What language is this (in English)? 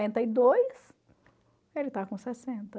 Portuguese